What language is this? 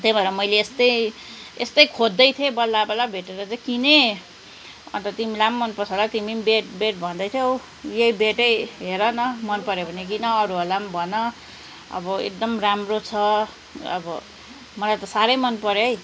Nepali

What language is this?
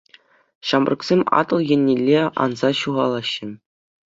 Chuvash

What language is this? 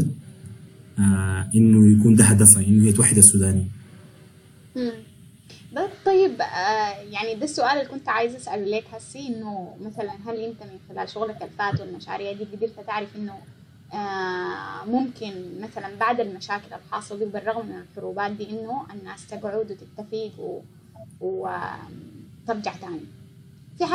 Arabic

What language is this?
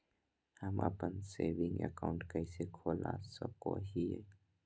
Magahi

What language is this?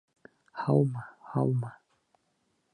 Bashkir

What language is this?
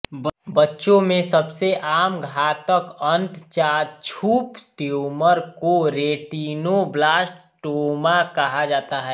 Hindi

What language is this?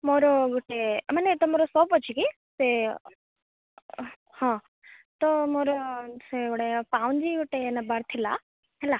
Odia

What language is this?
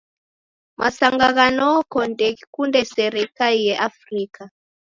Taita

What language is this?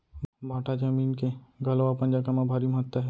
Chhattisgarhi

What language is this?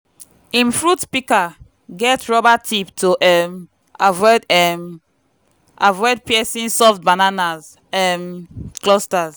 Nigerian Pidgin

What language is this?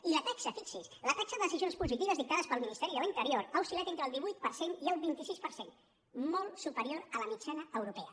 Catalan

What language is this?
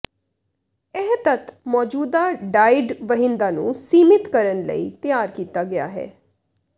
Punjabi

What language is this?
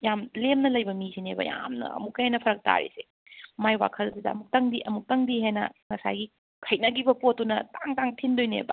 Manipuri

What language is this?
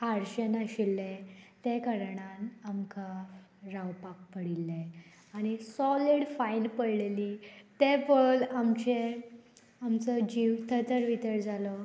Konkani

